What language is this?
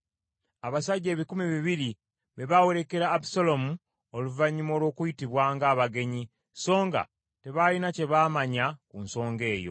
Ganda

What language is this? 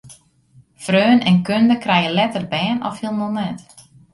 Western Frisian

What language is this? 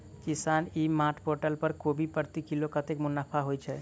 Maithili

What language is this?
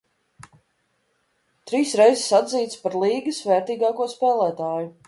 Latvian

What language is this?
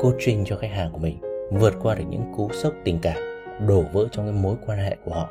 Vietnamese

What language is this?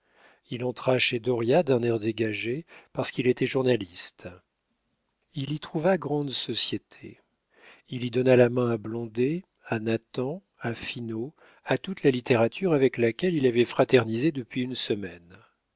French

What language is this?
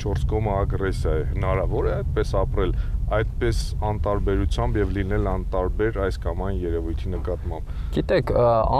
Romanian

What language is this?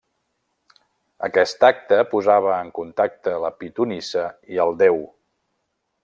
Catalan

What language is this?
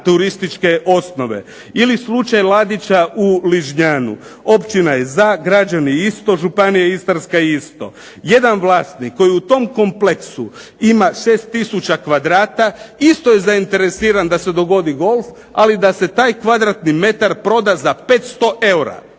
Croatian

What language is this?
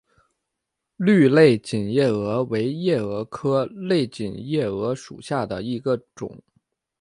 Chinese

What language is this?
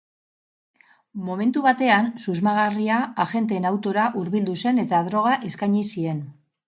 Basque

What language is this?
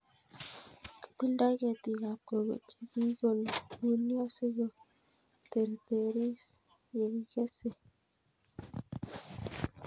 Kalenjin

